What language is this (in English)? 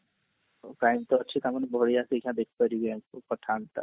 Odia